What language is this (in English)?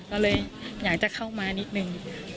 Thai